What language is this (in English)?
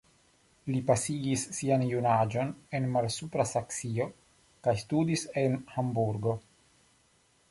Esperanto